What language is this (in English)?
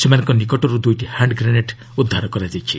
Odia